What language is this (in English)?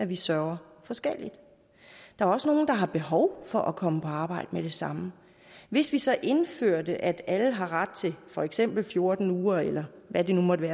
Danish